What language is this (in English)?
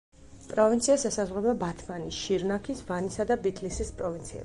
Georgian